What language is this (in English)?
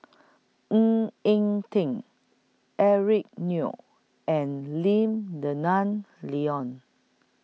English